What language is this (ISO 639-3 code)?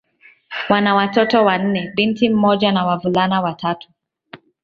swa